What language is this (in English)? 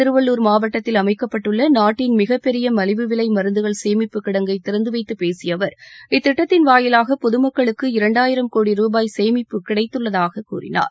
Tamil